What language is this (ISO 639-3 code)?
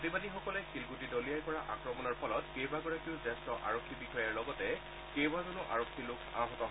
asm